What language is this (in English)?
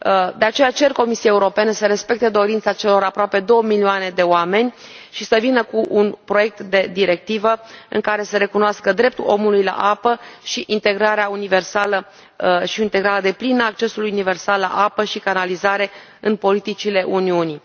Romanian